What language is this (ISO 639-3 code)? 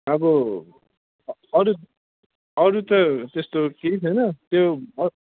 nep